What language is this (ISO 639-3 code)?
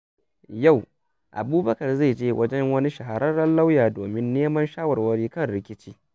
hau